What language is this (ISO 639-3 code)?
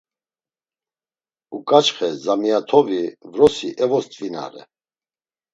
lzz